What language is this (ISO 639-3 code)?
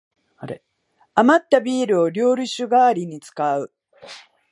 jpn